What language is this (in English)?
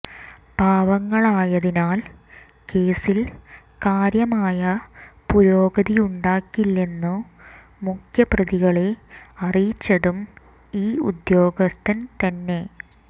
Malayalam